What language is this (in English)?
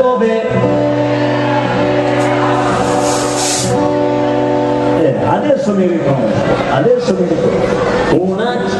Arabic